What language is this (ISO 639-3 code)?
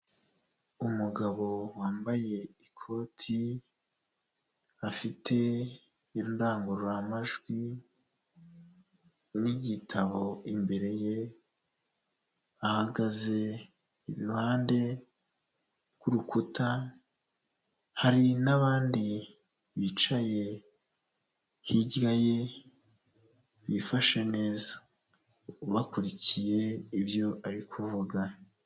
kin